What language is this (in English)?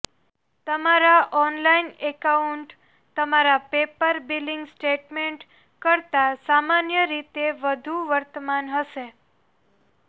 Gujarati